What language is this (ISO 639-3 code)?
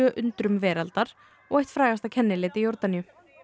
isl